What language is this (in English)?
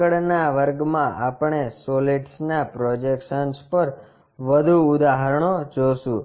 Gujarati